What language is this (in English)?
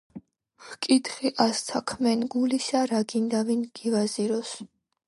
Georgian